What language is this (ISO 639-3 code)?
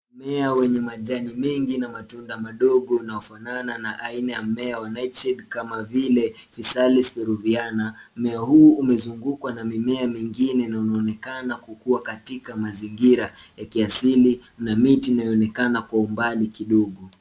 swa